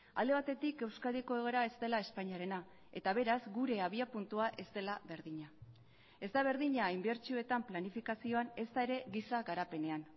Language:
Basque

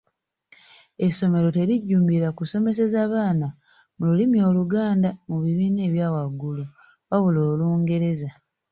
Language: Ganda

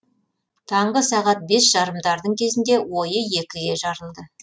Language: Kazakh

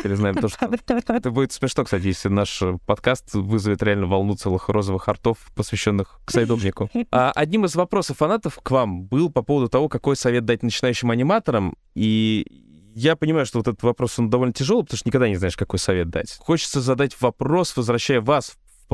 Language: Russian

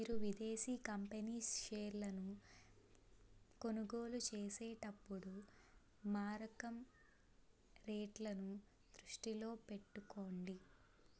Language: Telugu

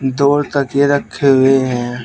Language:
Hindi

